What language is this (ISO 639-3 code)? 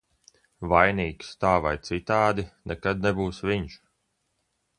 lav